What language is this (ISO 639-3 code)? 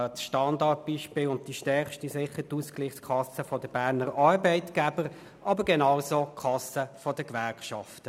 gsw